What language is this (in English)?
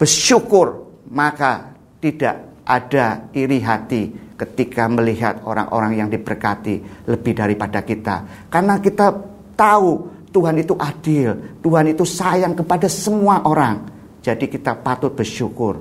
Indonesian